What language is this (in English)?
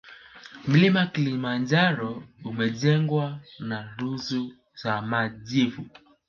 Swahili